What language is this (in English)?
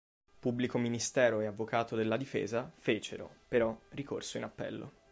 Italian